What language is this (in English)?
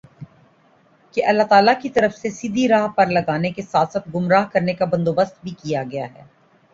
Urdu